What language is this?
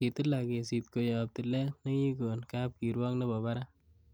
Kalenjin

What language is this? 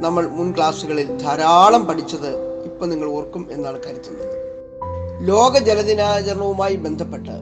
Malayalam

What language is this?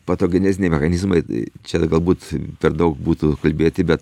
Lithuanian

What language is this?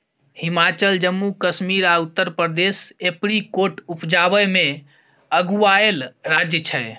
Maithili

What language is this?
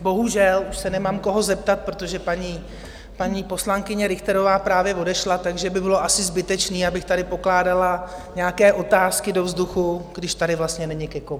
Czech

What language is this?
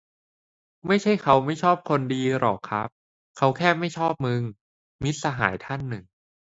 Thai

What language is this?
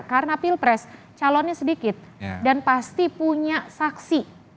Indonesian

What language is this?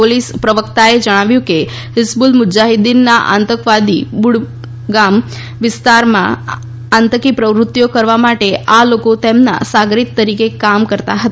Gujarati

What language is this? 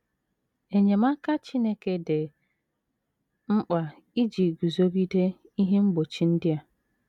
Igbo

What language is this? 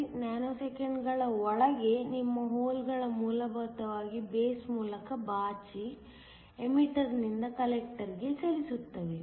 Kannada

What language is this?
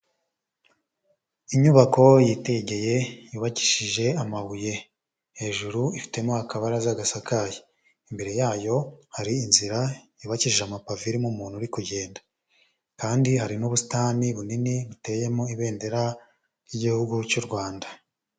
Kinyarwanda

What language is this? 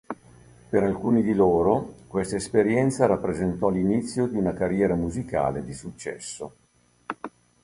Italian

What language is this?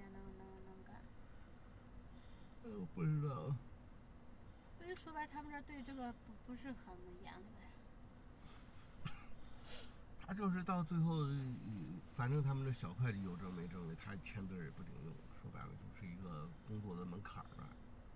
Chinese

